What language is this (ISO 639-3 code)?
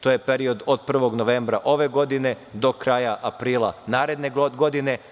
srp